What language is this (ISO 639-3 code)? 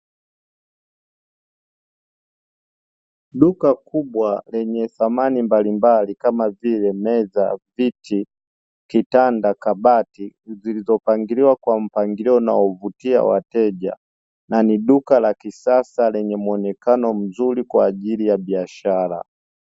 swa